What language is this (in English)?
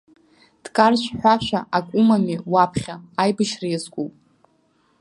Abkhazian